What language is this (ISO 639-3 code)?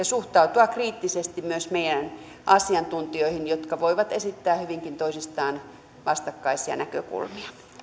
fin